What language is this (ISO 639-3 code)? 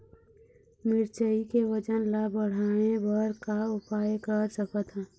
hne